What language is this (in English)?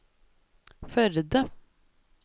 Norwegian